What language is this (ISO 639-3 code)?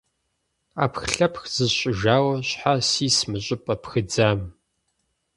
kbd